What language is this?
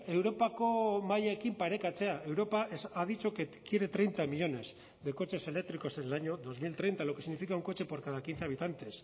Spanish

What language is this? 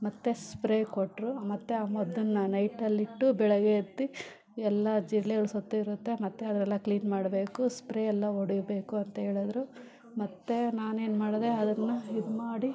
Kannada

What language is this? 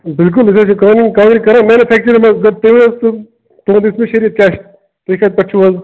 Kashmiri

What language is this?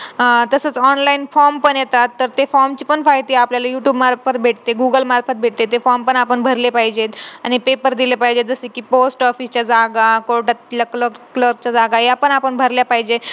Marathi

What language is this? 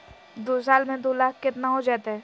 Magahi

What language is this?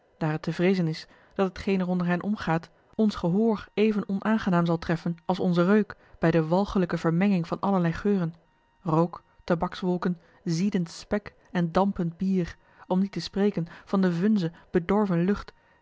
Dutch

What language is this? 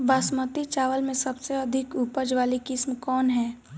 Bhojpuri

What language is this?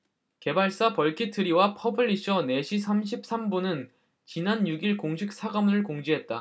Korean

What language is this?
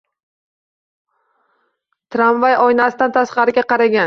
Uzbek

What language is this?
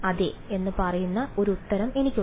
Malayalam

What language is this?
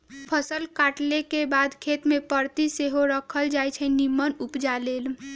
Magahi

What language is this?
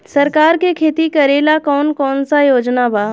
Bhojpuri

